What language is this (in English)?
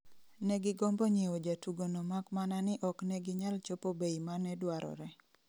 Luo (Kenya and Tanzania)